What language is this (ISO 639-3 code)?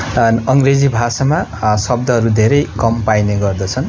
nep